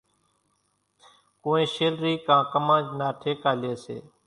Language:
Kachi Koli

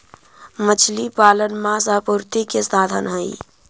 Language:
Magahi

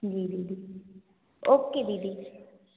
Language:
Hindi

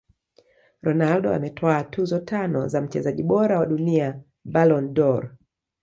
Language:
Swahili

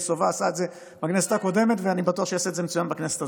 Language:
Hebrew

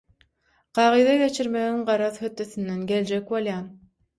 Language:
Turkmen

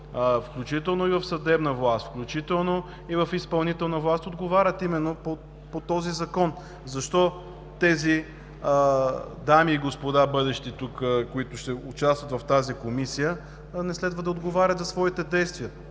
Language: Bulgarian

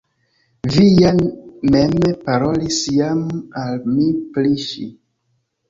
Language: Esperanto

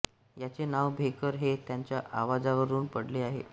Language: Marathi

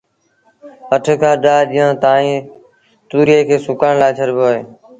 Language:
Sindhi Bhil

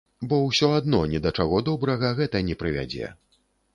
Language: Belarusian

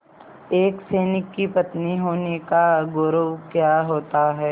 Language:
Hindi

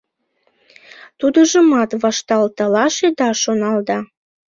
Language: Mari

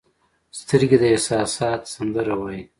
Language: Pashto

